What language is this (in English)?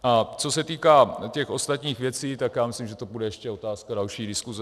Czech